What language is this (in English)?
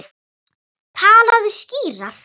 Icelandic